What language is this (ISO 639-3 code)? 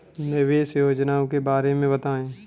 hin